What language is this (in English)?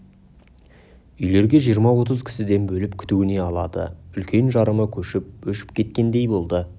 Kazakh